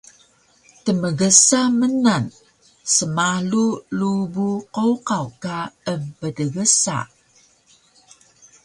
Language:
Taroko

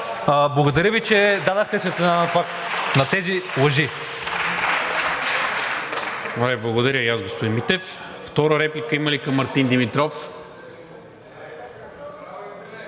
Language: Bulgarian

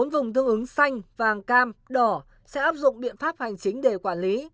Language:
Vietnamese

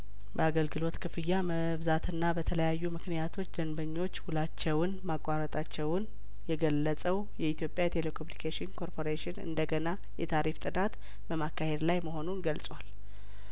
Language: Amharic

